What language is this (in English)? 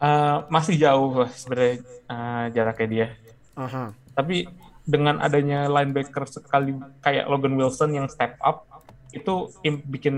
Indonesian